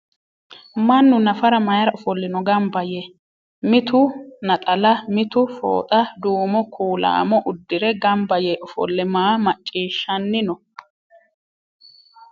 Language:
Sidamo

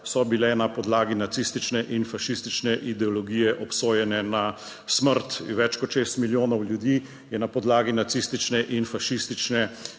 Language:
Slovenian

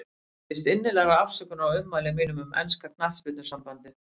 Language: Icelandic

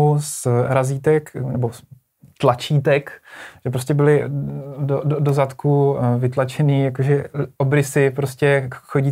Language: Czech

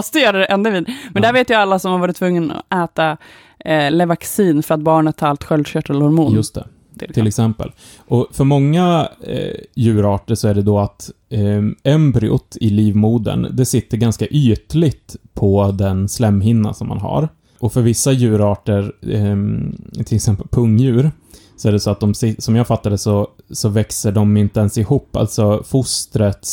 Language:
Swedish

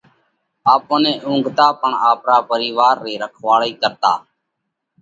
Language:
Parkari Koli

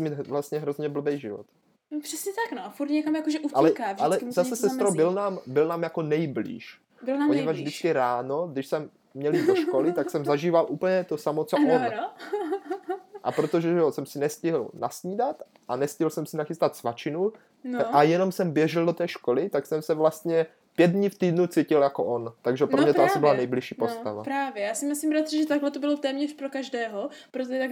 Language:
Czech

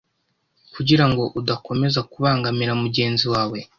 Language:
Kinyarwanda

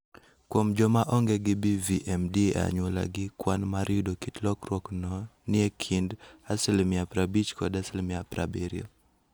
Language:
Luo (Kenya and Tanzania)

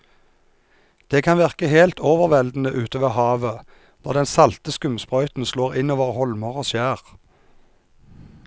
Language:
Norwegian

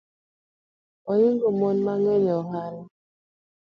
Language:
Luo (Kenya and Tanzania)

